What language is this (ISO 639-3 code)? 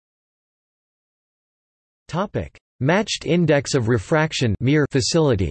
eng